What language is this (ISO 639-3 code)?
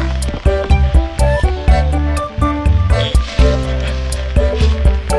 tha